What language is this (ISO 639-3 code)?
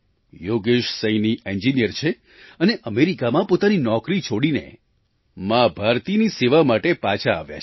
guj